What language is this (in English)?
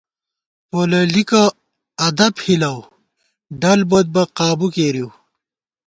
Gawar-Bati